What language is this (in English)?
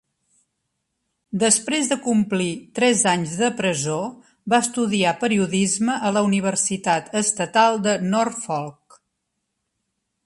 Catalan